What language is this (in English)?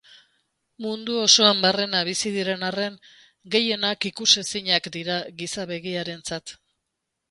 Basque